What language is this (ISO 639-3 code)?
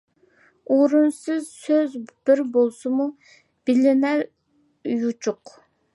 uig